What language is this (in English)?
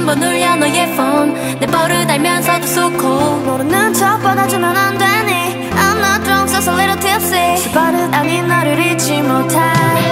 Korean